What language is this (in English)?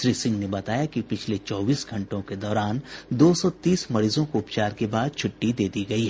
Hindi